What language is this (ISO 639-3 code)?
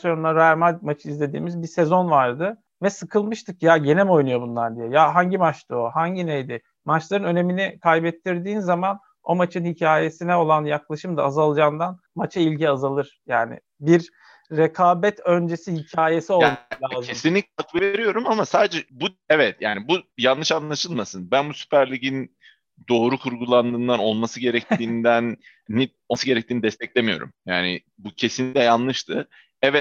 tur